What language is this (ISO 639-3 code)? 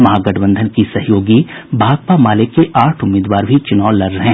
hin